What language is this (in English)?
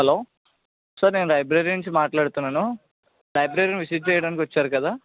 Telugu